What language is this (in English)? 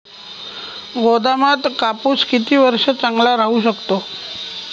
Marathi